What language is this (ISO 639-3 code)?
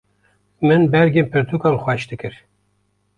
kur